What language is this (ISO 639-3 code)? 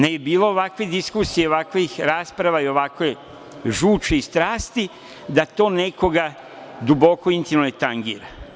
srp